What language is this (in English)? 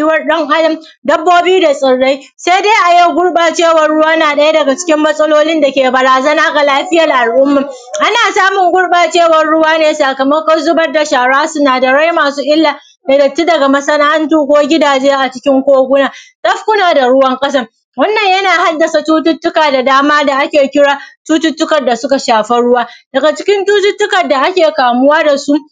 Hausa